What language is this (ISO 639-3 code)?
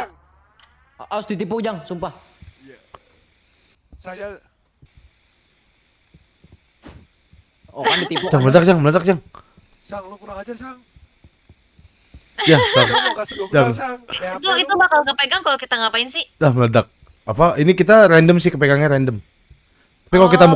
ind